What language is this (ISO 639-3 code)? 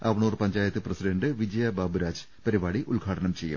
mal